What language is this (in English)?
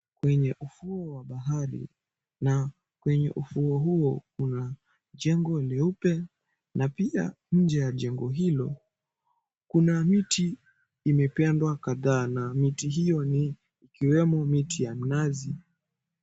Swahili